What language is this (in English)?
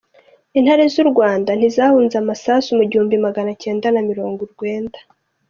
Kinyarwanda